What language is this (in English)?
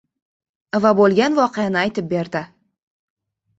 Uzbek